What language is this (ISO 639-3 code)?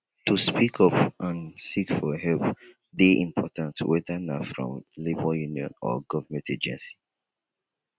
pcm